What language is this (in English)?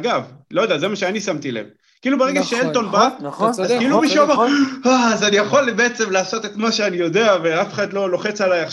Hebrew